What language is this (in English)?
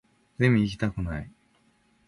Japanese